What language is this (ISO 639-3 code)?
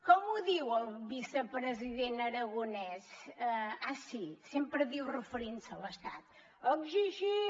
cat